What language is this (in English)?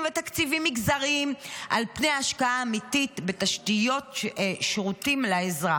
Hebrew